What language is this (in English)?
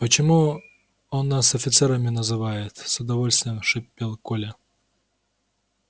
Russian